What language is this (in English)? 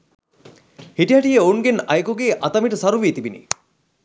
Sinhala